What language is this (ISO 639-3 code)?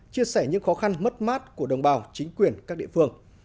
vie